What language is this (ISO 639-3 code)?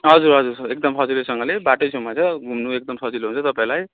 nep